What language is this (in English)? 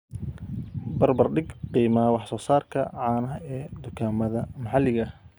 Somali